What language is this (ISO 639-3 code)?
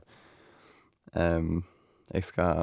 nor